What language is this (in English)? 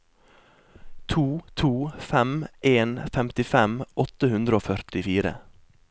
Norwegian